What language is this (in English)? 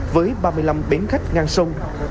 Vietnamese